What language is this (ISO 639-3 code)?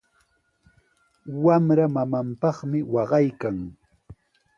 qws